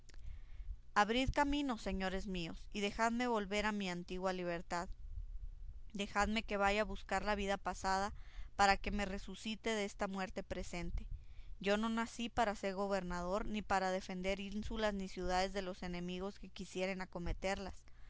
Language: Spanish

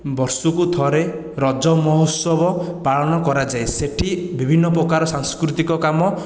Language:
Odia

